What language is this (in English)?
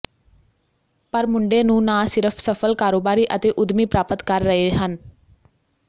Punjabi